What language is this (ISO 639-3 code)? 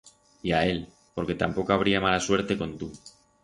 arg